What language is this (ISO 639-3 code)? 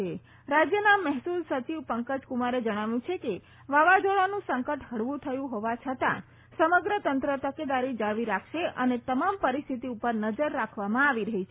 guj